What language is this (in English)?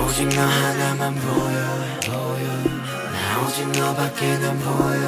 Korean